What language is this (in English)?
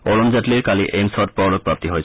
Assamese